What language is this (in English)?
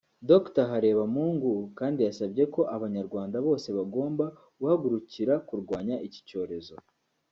Kinyarwanda